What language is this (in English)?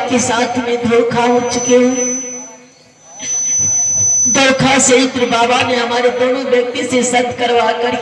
Hindi